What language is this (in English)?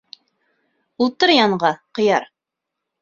Bashkir